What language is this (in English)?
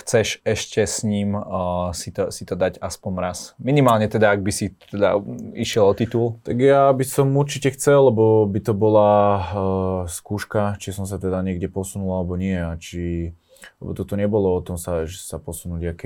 Slovak